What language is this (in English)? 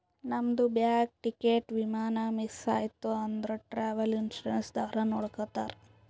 Kannada